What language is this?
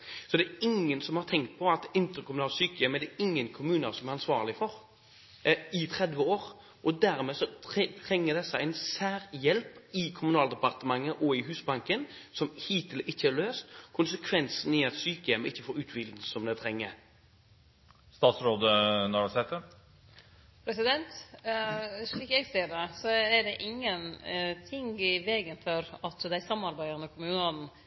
Norwegian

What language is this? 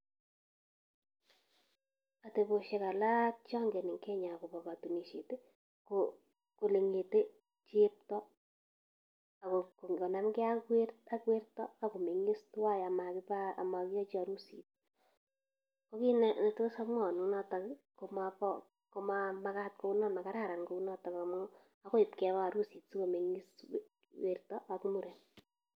Kalenjin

